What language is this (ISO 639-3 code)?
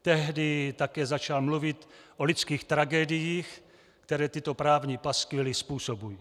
ces